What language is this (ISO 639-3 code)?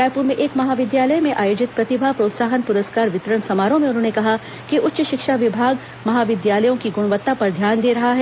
hin